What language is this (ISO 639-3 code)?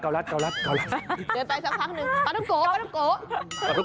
tha